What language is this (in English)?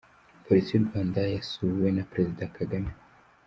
Kinyarwanda